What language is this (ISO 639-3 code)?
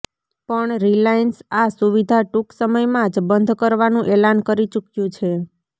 guj